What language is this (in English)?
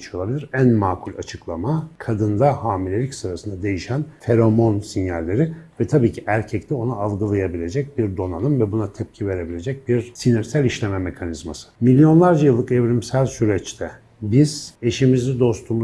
Turkish